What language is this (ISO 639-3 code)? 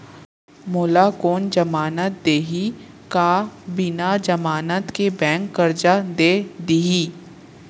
hne